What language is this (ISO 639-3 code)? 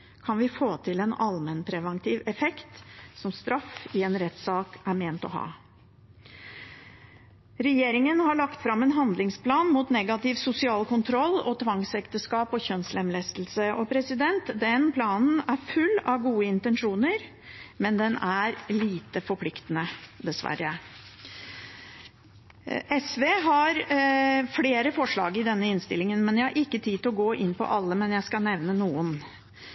nob